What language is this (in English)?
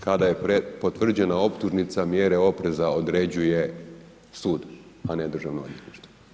Croatian